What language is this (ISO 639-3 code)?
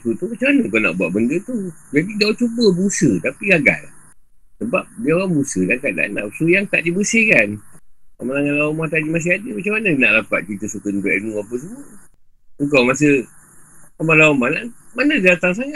msa